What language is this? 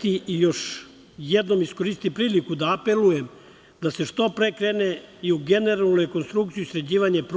Serbian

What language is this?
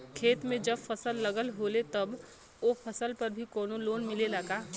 Bhojpuri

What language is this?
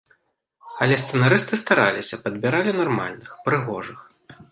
Belarusian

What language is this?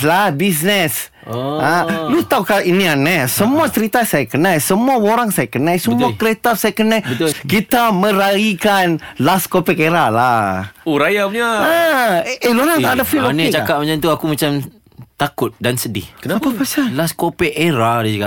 Malay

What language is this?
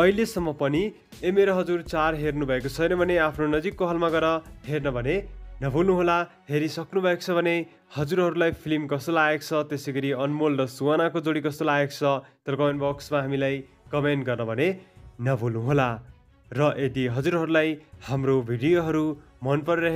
Hindi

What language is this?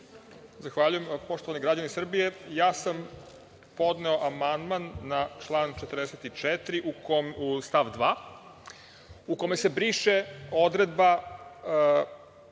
Serbian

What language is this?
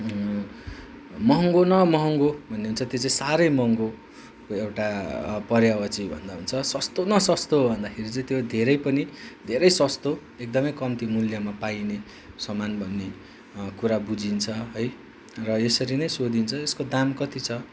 Nepali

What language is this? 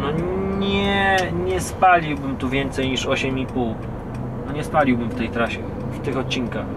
Polish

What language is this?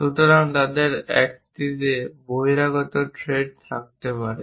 Bangla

